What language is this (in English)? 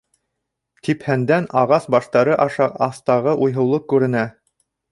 Bashkir